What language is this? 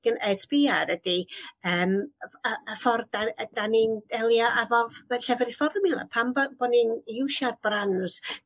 Welsh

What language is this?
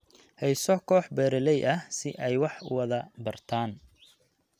Somali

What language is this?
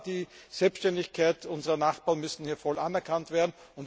German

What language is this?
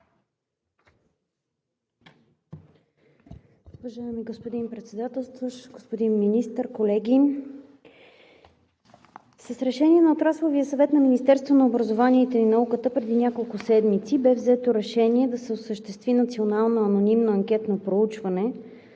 Bulgarian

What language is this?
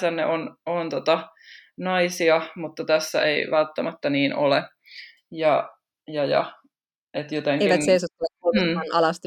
Finnish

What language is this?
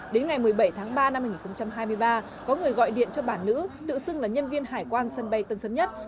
Vietnamese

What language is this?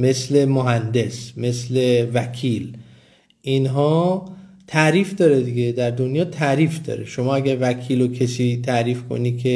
Persian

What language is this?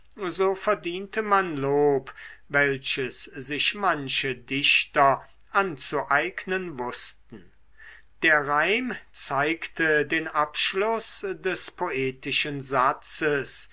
German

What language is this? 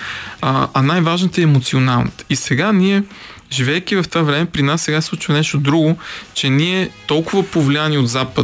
Bulgarian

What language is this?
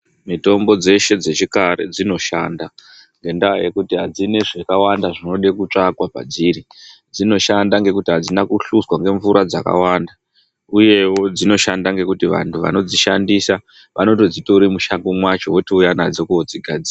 Ndau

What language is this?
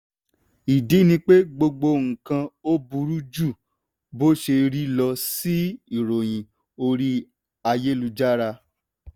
Yoruba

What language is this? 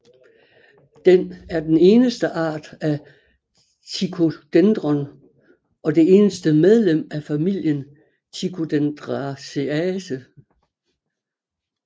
Danish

